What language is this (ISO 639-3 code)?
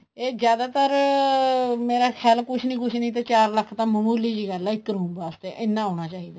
pan